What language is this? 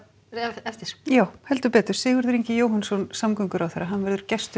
Icelandic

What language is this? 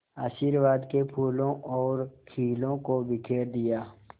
Hindi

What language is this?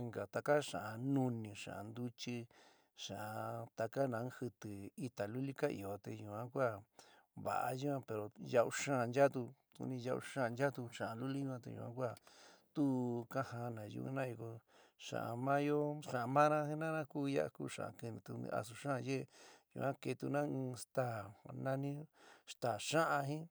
San Miguel El Grande Mixtec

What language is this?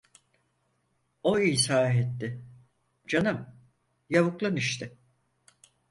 Turkish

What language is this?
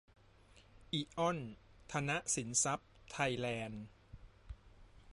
Thai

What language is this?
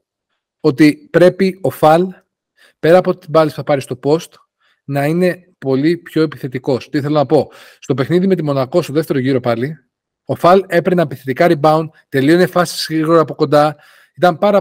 Greek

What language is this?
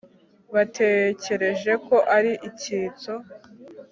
Kinyarwanda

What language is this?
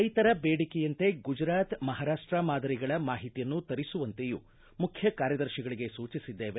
Kannada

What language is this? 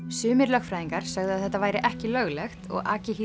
Icelandic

